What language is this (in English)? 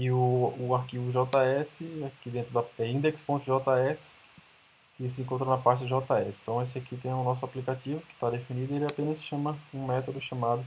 Portuguese